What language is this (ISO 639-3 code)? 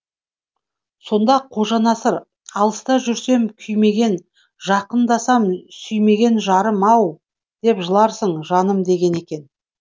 kaz